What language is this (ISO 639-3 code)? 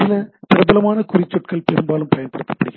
tam